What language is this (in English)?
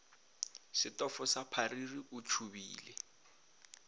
Northern Sotho